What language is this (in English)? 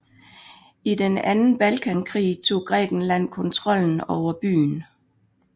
Danish